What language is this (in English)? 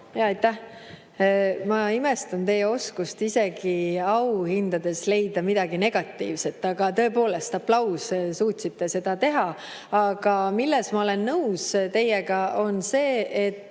Estonian